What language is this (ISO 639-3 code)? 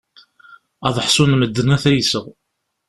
kab